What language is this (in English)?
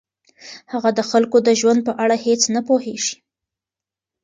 Pashto